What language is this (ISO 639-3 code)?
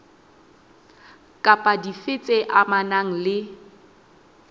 sot